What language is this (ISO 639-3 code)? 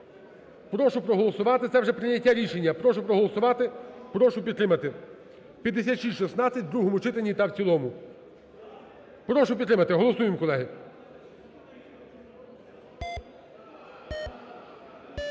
ukr